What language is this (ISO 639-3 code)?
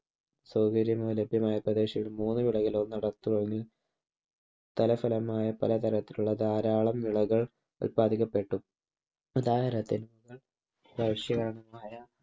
mal